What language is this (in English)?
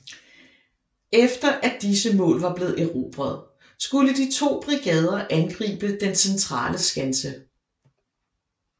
Danish